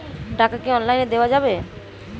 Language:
Bangla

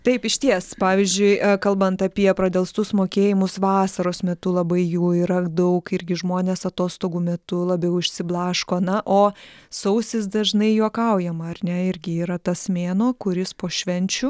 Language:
Lithuanian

